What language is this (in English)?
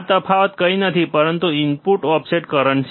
Gujarati